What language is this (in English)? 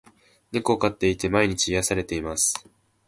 Japanese